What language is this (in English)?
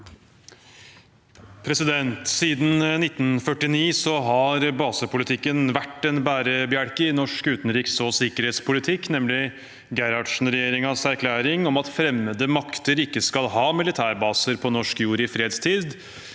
Norwegian